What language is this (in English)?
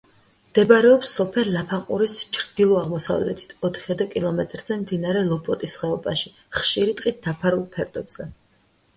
Georgian